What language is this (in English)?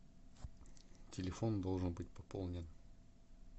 Russian